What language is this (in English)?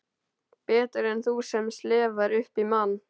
Icelandic